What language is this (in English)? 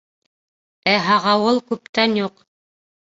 Bashkir